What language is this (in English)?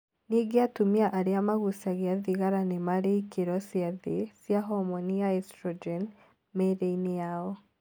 Kikuyu